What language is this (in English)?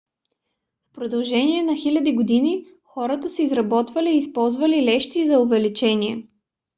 Bulgarian